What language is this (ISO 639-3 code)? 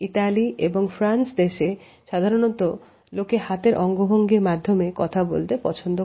ben